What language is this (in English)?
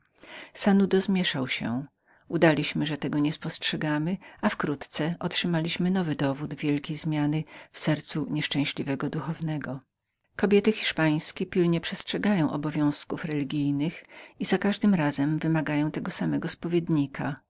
Polish